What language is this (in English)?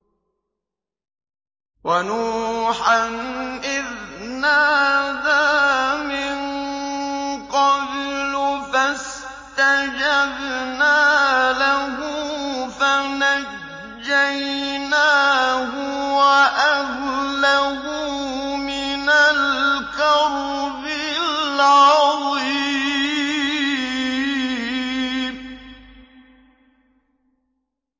Arabic